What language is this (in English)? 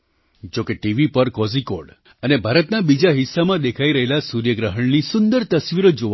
Gujarati